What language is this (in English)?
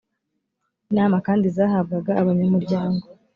Kinyarwanda